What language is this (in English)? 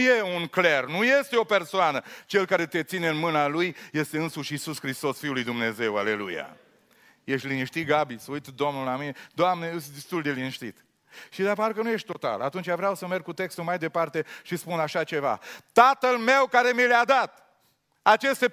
Romanian